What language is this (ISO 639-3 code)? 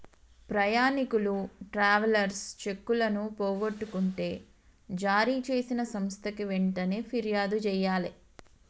tel